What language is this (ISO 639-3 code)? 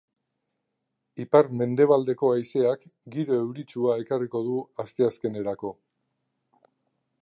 eus